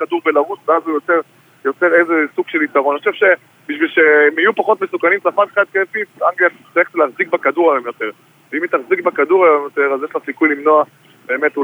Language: Hebrew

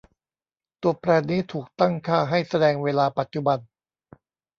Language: Thai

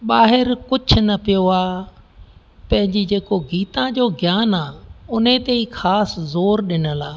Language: Sindhi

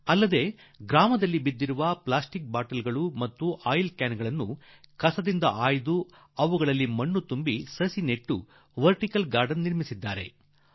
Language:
Kannada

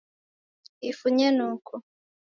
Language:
Taita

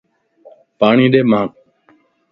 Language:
Lasi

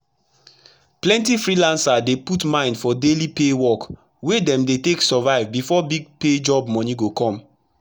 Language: Nigerian Pidgin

